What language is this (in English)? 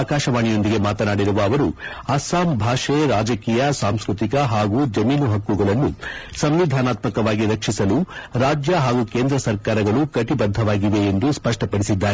Kannada